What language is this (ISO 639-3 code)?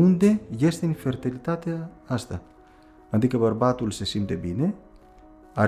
ron